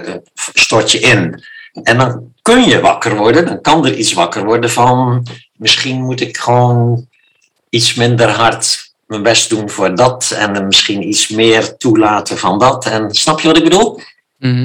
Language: Dutch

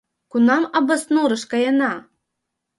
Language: Mari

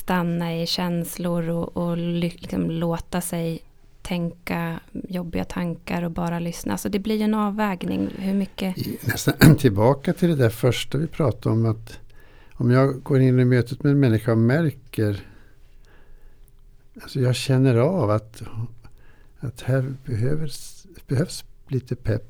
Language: Swedish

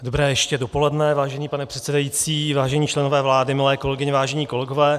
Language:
Czech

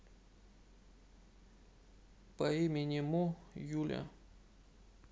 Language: Russian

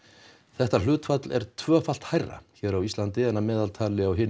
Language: Icelandic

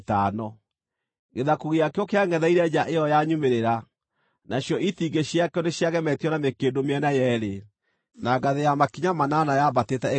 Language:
Kikuyu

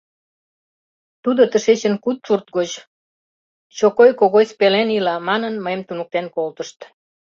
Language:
Mari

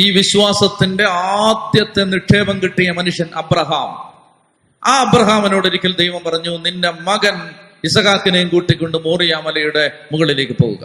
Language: Malayalam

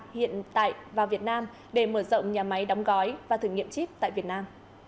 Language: Vietnamese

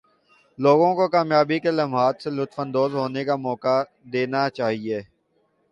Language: Urdu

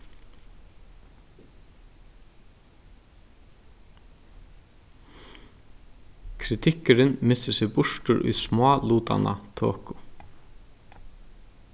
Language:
Faroese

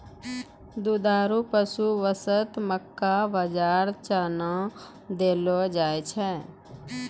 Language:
Maithili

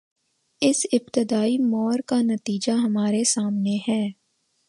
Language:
Urdu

